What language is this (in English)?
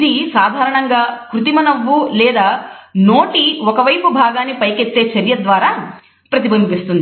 Telugu